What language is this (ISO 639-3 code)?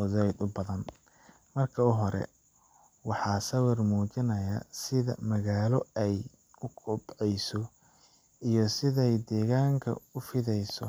som